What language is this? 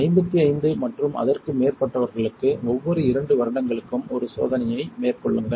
Tamil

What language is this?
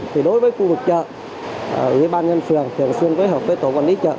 Vietnamese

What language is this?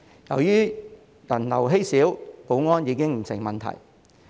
Cantonese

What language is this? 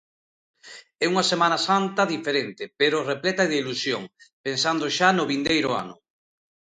Galician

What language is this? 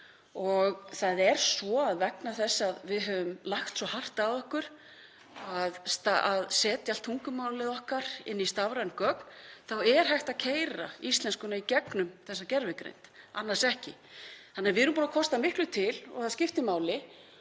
Icelandic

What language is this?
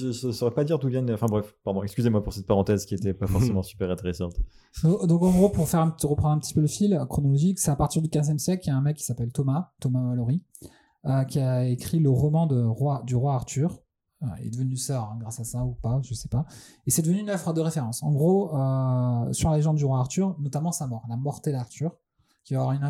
French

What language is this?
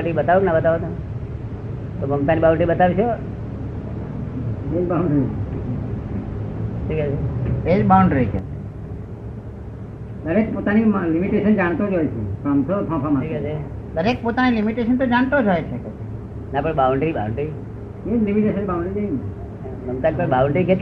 Gujarati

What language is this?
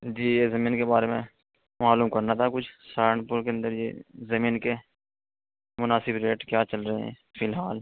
Urdu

